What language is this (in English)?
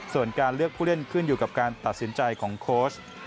Thai